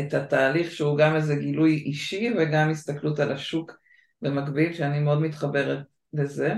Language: Hebrew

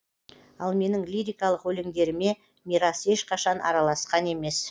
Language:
Kazakh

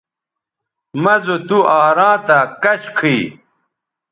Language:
Bateri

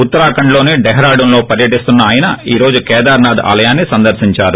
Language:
Telugu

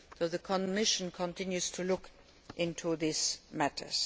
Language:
English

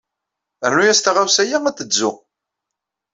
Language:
Kabyle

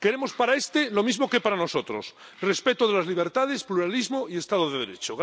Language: Spanish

